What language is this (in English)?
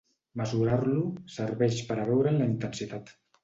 Catalan